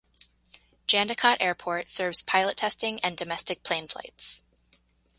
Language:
English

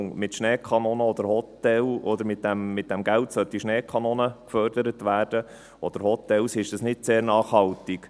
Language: Swiss German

